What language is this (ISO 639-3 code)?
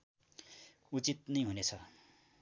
nep